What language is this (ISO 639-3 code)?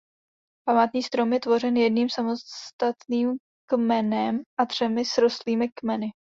ces